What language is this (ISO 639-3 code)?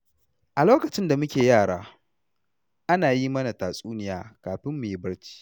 hau